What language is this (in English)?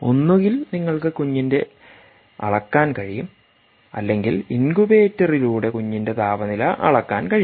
Malayalam